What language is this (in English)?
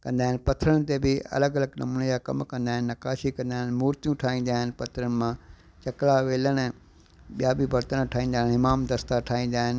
Sindhi